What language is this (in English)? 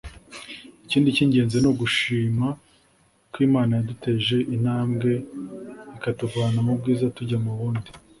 Kinyarwanda